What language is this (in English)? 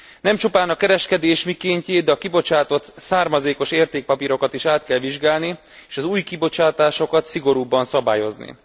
Hungarian